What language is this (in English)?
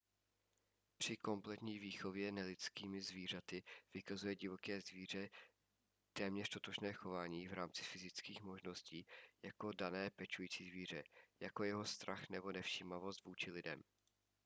Czech